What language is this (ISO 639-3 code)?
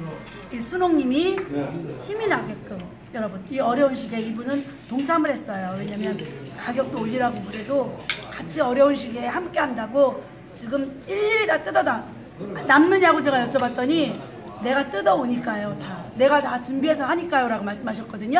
kor